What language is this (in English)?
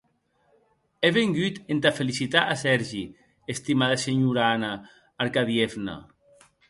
Occitan